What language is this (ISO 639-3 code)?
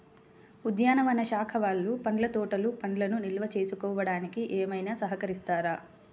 tel